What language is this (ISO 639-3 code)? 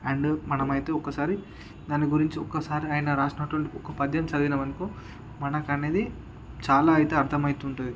tel